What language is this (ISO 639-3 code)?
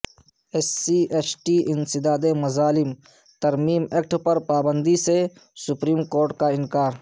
urd